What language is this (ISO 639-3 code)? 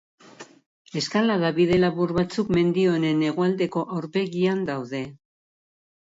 eus